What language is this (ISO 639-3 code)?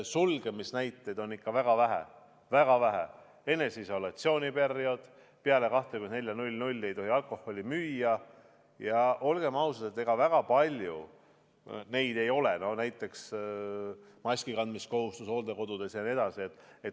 est